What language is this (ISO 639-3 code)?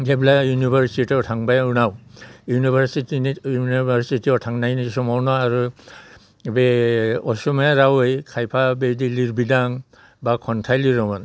brx